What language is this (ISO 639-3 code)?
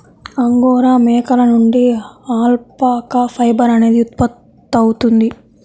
tel